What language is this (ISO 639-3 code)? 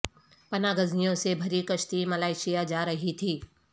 urd